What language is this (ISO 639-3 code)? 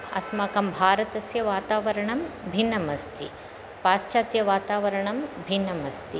san